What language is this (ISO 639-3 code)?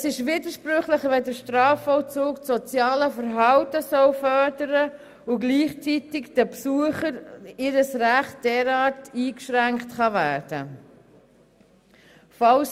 gsw